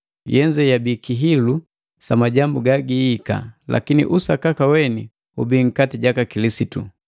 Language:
Matengo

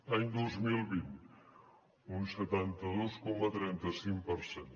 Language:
Catalan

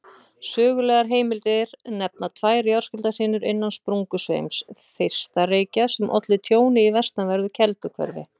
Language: Icelandic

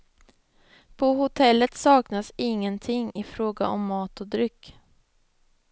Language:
Swedish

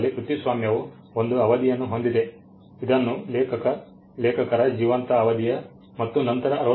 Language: Kannada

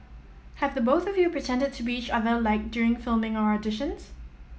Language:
English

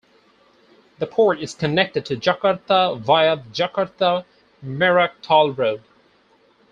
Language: English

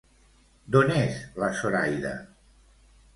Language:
Catalan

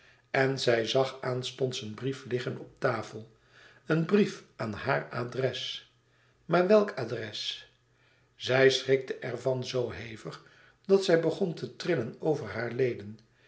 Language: Dutch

